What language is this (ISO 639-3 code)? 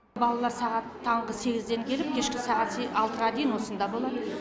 kaz